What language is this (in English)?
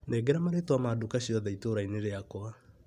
Kikuyu